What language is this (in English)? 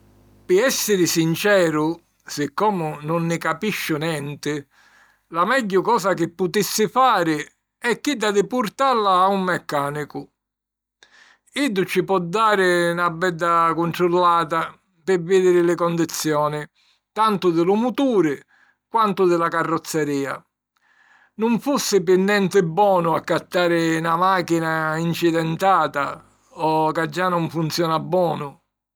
Sicilian